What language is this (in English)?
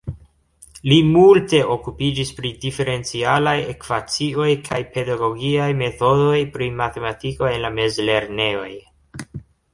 Esperanto